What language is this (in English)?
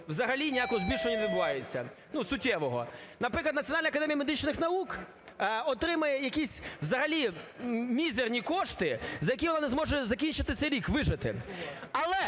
Ukrainian